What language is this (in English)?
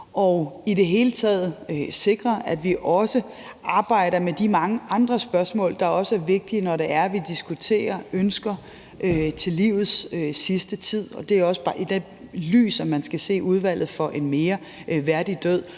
Danish